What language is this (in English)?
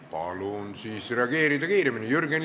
Estonian